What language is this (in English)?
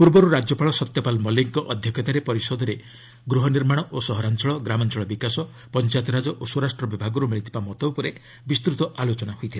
Odia